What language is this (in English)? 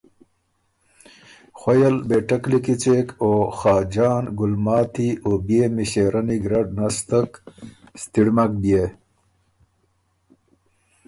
Ormuri